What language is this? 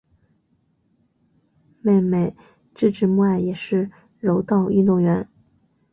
Chinese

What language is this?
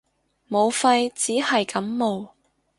Cantonese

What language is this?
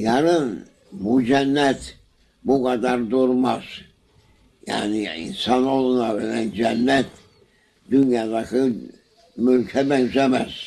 Turkish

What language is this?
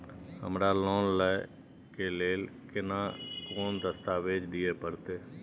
Maithili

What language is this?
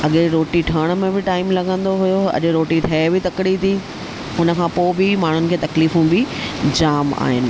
Sindhi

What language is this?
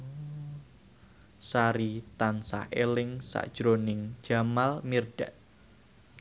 Javanese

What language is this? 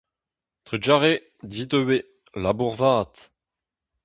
Breton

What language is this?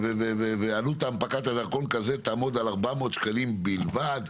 Hebrew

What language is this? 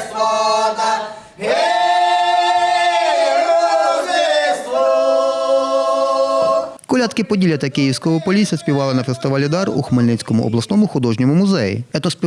Ukrainian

